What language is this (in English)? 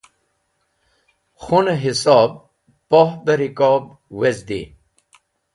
Wakhi